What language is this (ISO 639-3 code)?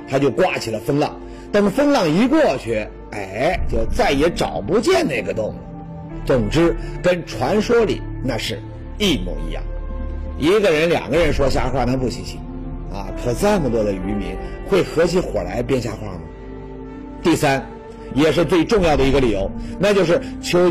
zho